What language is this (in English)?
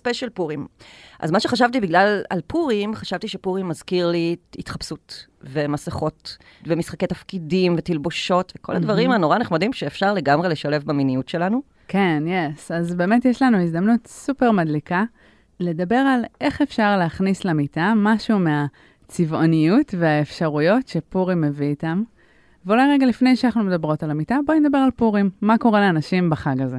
Hebrew